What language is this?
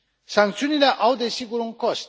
Romanian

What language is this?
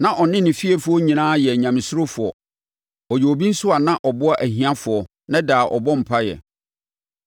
Akan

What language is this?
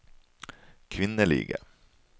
Norwegian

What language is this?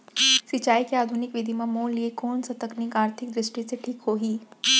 Chhattisgarhi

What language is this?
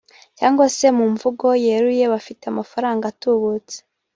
Kinyarwanda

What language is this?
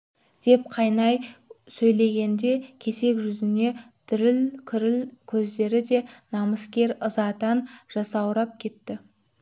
Kazakh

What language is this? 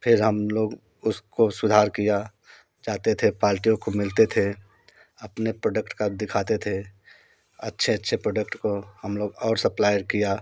Hindi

